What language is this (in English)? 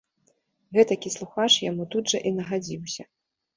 Belarusian